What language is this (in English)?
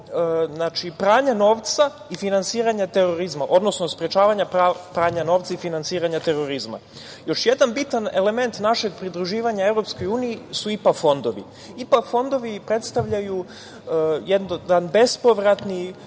Serbian